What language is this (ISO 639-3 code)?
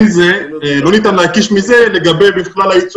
heb